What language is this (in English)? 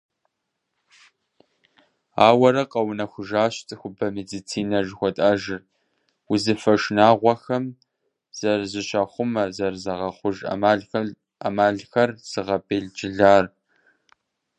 Kabardian